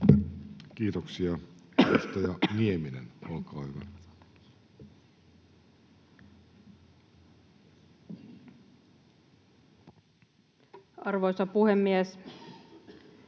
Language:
Finnish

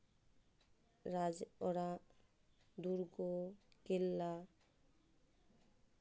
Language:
Santali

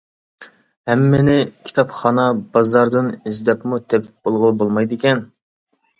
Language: Uyghur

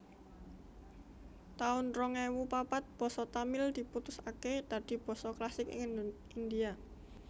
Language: Javanese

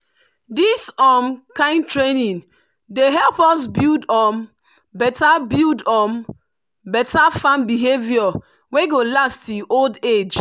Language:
Nigerian Pidgin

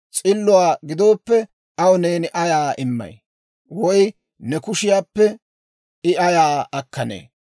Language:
Dawro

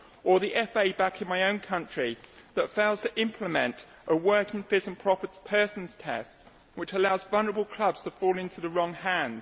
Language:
English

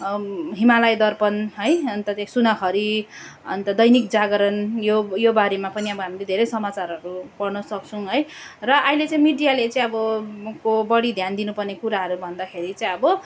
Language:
Nepali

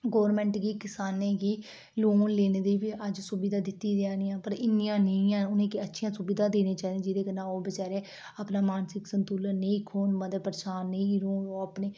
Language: Dogri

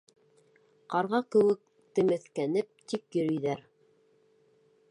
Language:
Bashkir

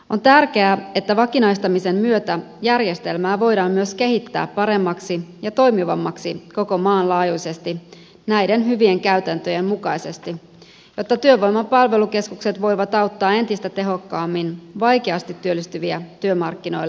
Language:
Finnish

